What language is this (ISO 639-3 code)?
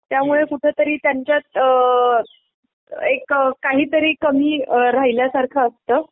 mar